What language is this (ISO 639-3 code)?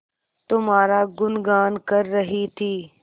hin